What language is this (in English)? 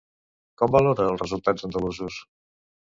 Catalan